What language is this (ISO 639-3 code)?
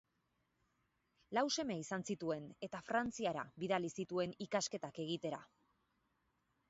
eus